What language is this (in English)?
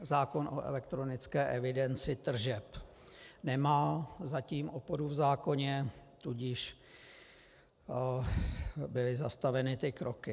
Czech